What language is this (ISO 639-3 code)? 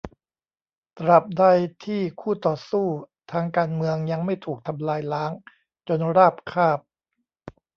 tha